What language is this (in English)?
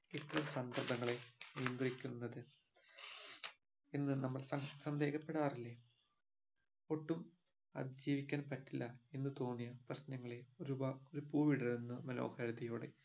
Malayalam